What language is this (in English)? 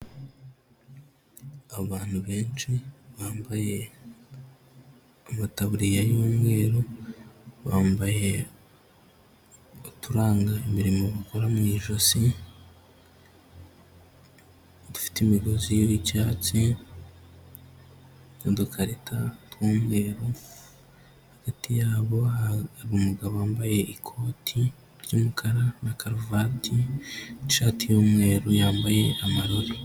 Kinyarwanda